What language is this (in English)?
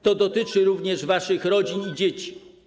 Polish